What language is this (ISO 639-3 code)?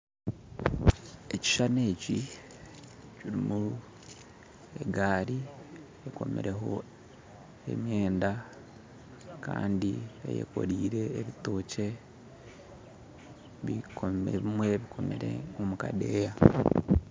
nyn